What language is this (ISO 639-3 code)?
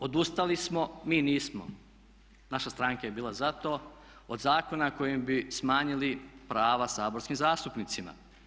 hrv